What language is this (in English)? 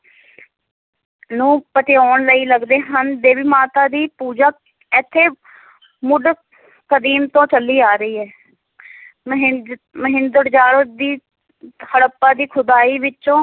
Punjabi